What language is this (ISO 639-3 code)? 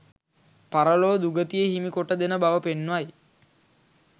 sin